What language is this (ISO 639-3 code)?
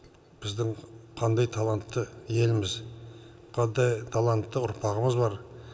kaz